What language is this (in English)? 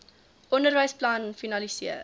Afrikaans